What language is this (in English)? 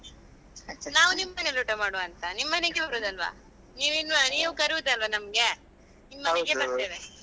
Kannada